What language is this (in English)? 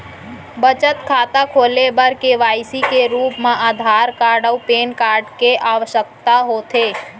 Chhattisgarhi